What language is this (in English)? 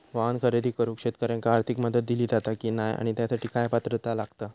Marathi